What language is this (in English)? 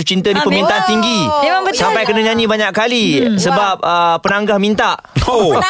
Malay